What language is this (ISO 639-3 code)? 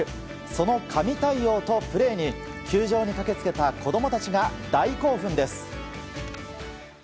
jpn